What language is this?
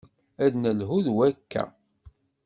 Kabyle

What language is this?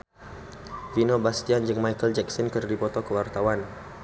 Sundanese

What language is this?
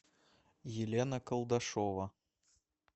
Russian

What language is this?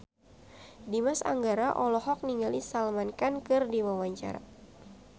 Sundanese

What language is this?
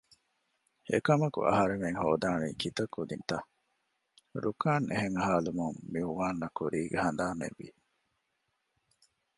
Divehi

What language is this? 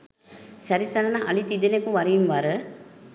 Sinhala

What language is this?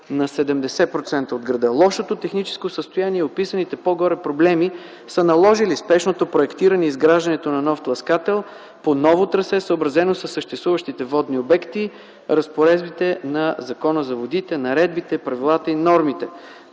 Bulgarian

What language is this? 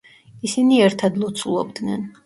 Georgian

